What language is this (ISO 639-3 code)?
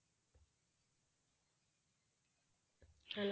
pan